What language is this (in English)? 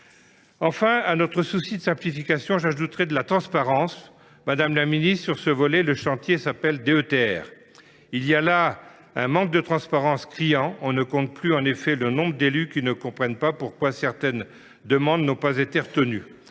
French